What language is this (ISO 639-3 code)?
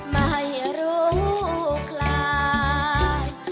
tha